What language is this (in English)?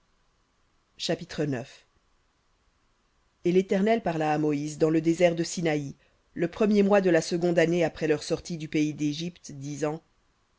French